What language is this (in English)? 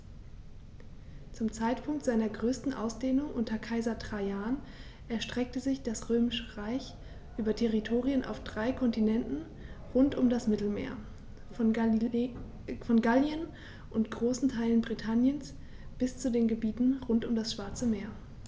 German